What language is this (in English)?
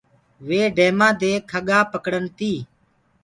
Gurgula